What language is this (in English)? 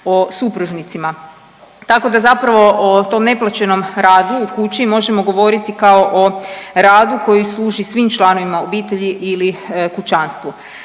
Croatian